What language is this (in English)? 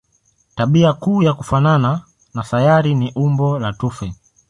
Swahili